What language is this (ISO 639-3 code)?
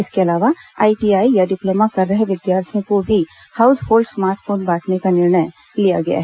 hin